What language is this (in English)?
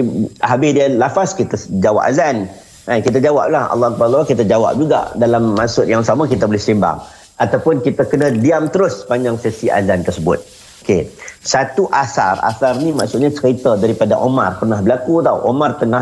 Malay